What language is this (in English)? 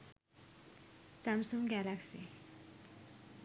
Sinhala